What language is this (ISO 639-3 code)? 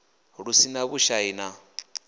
ven